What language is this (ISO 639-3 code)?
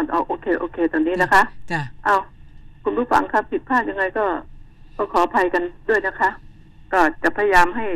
tha